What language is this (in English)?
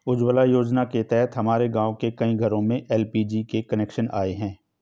Hindi